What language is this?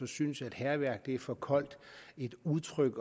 Danish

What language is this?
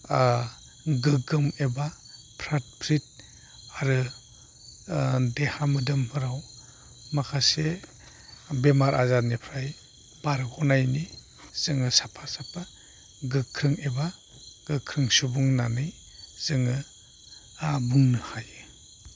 Bodo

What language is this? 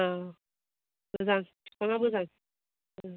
Bodo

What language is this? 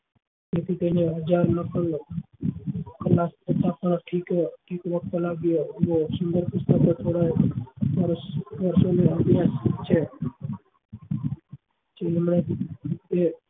Gujarati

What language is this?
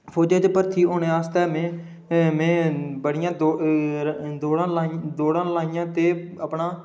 Dogri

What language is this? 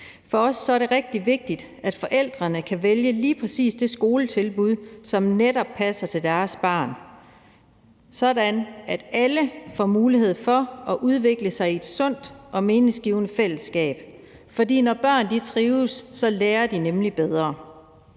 Danish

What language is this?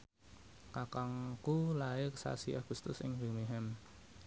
Javanese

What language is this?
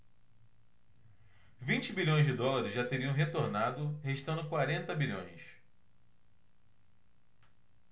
Portuguese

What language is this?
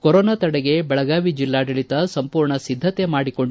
Kannada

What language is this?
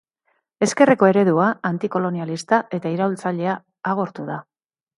Basque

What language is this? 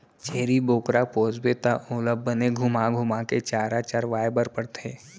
Chhattisgarhi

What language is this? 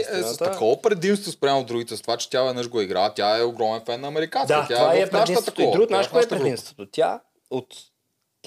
Bulgarian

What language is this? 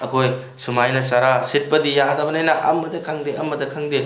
Manipuri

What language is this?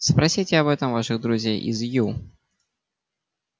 Russian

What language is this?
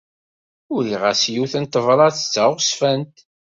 Kabyle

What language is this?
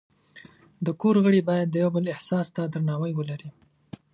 Pashto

